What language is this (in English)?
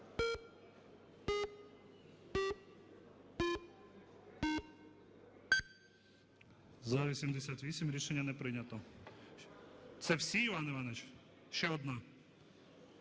Ukrainian